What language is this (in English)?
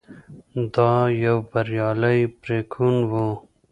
Pashto